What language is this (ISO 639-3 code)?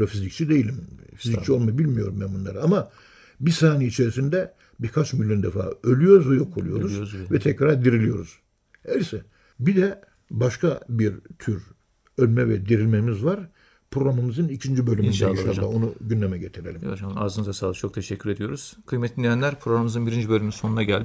tur